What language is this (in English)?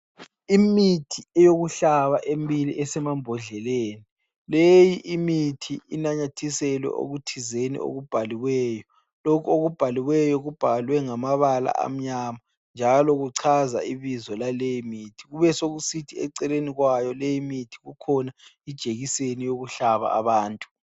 North Ndebele